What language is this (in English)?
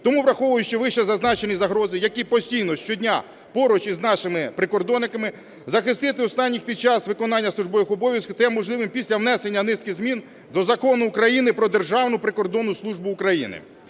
Ukrainian